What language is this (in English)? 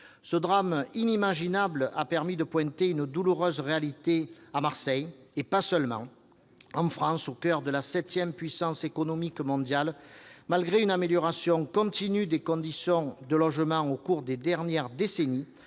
French